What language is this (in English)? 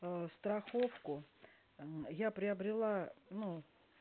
Russian